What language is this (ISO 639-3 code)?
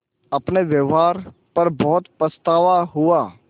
hin